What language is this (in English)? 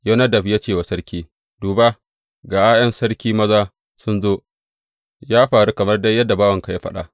Hausa